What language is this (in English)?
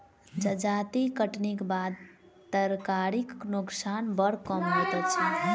Maithili